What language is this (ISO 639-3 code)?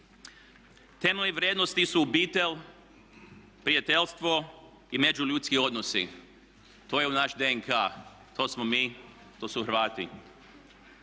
hrv